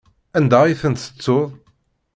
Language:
Kabyle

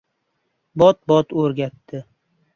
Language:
Uzbek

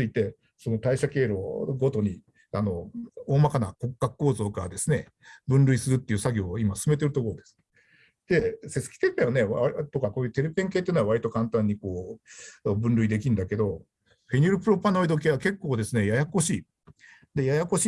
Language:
Japanese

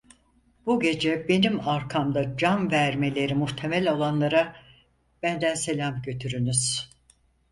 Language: Turkish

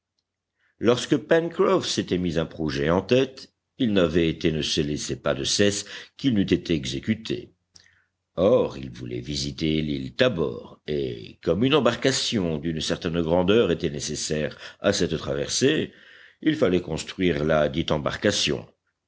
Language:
French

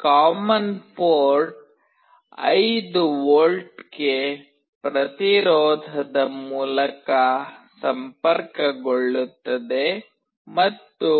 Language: Kannada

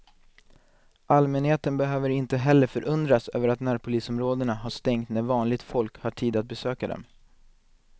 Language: Swedish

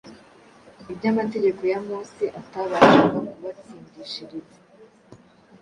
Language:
Kinyarwanda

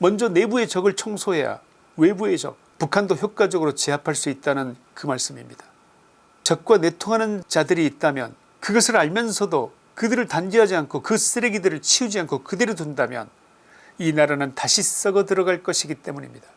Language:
Korean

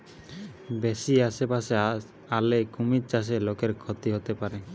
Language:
Bangla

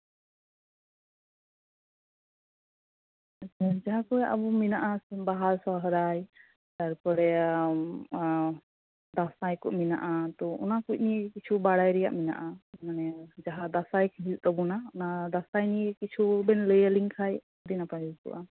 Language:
Santali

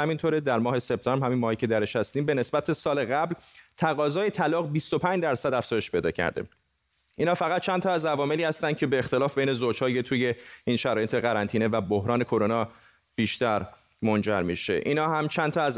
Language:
Persian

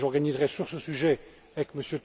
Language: French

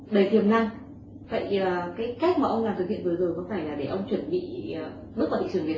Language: Vietnamese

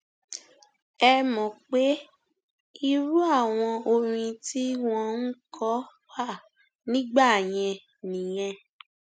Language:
Yoruba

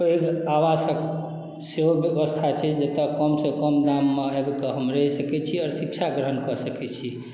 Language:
Maithili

